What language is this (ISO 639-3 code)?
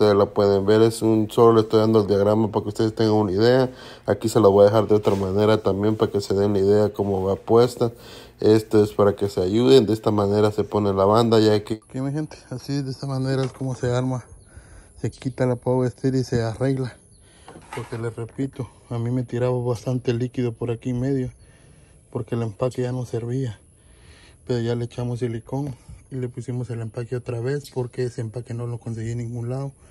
spa